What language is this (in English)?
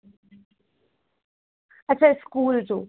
Sindhi